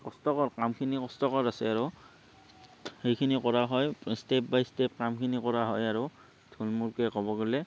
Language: Assamese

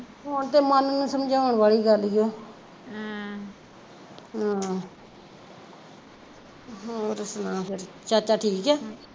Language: Punjabi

